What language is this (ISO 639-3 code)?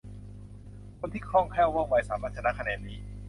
tha